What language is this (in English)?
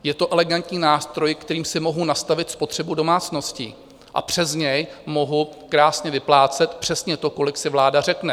Czech